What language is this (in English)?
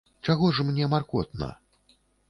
Belarusian